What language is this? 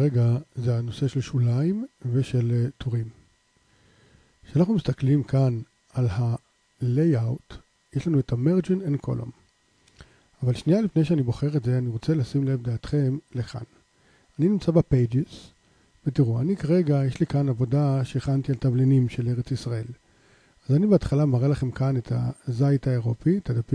Hebrew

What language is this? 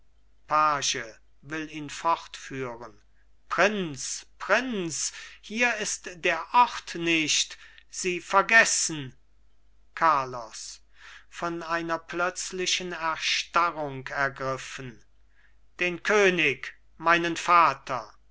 German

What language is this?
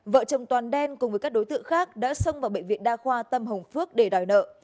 Vietnamese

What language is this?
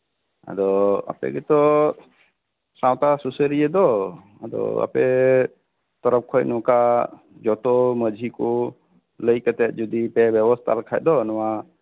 Santali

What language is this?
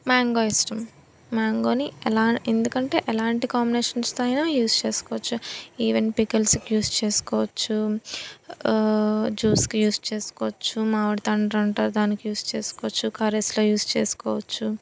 Telugu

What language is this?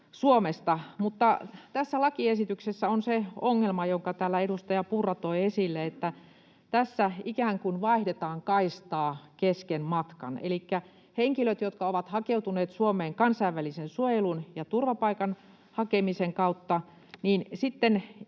Finnish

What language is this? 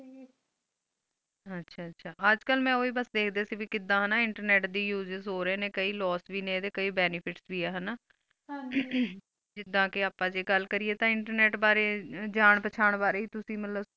Punjabi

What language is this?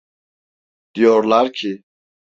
Turkish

